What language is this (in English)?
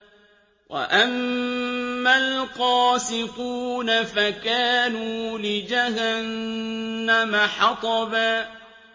Arabic